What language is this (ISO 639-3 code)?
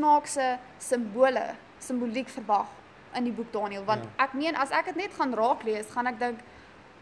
nld